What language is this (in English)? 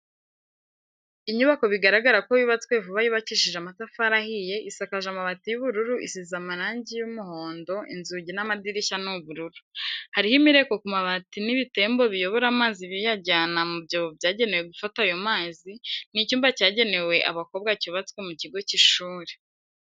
Kinyarwanda